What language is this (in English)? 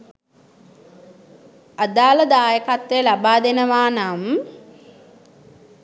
Sinhala